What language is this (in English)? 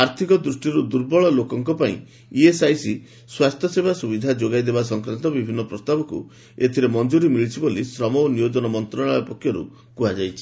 Odia